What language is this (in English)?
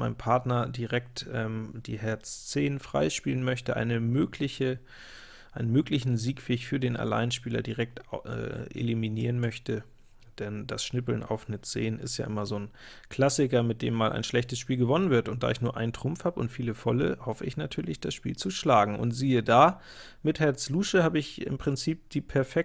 German